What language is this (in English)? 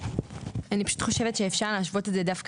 Hebrew